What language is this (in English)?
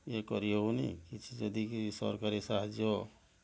Odia